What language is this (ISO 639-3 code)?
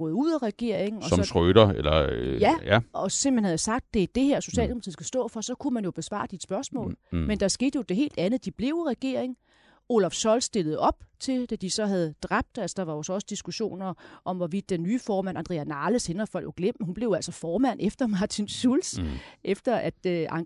dan